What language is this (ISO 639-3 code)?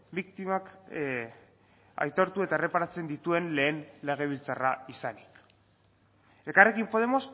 eus